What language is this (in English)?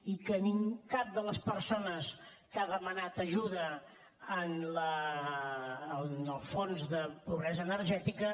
Catalan